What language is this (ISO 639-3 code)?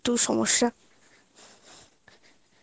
ben